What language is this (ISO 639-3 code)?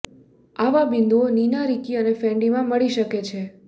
guj